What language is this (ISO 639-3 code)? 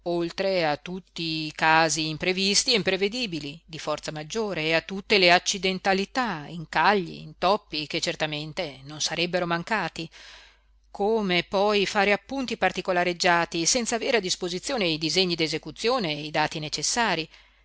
ita